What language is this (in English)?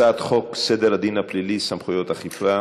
Hebrew